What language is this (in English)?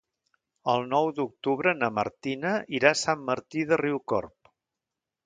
Catalan